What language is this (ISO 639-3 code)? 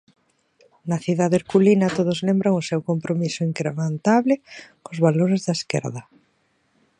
glg